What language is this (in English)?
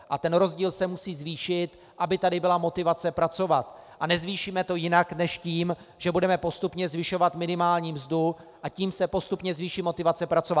Czech